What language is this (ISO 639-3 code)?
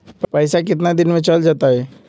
mag